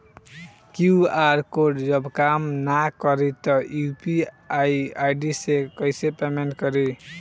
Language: Bhojpuri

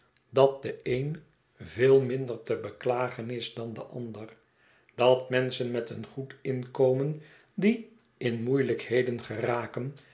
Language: Dutch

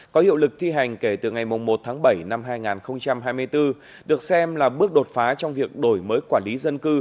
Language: Vietnamese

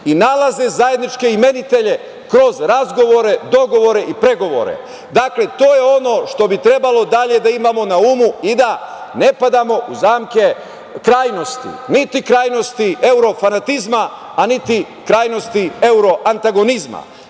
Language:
Serbian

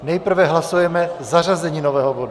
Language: Czech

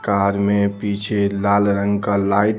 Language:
Hindi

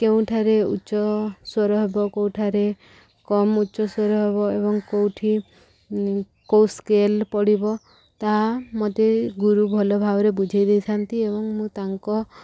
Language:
Odia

